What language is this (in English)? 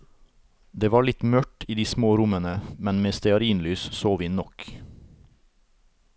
Norwegian